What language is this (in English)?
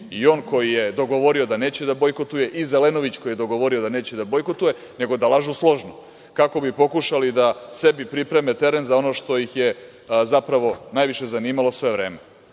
Serbian